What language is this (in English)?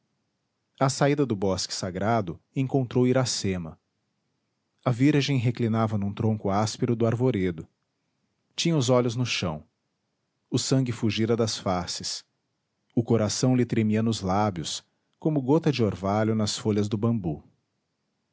Portuguese